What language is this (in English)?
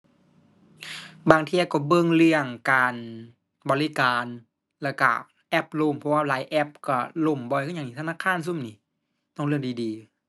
Thai